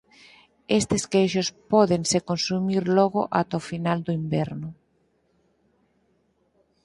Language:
Galician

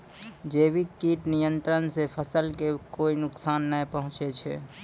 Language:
Maithili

